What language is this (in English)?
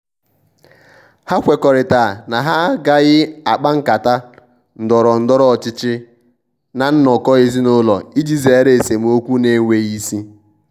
Igbo